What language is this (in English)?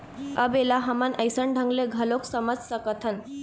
Chhattisgarhi